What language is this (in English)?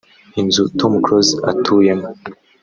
Kinyarwanda